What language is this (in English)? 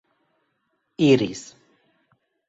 Esperanto